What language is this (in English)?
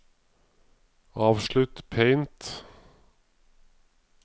Norwegian